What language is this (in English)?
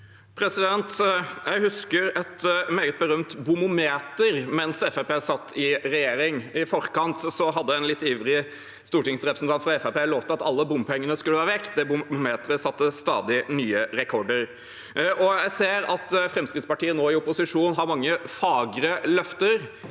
Norwegian